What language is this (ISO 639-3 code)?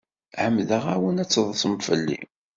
kab